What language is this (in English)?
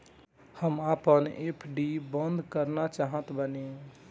Bhojpuri